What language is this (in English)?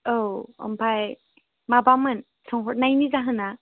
Bodo